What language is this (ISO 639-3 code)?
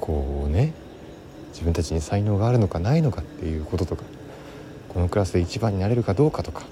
jpn